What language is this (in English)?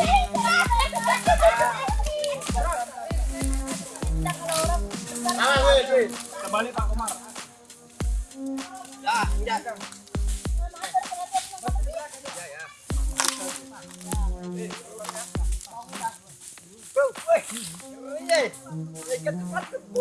Indonesian